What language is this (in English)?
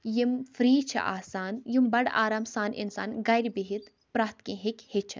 Kashmiri